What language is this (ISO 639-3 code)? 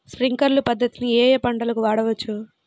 tel